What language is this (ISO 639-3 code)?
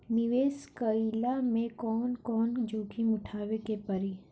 bho